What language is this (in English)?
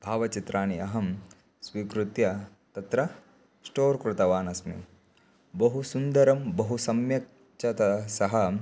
Sanskrit